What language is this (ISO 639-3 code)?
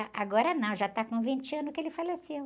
por